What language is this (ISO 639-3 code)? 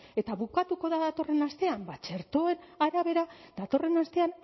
eus